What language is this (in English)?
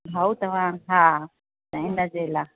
Sindhi